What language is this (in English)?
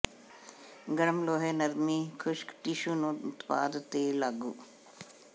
Punjabi